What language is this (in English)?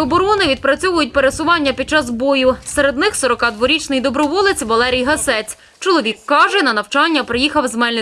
Ukrainian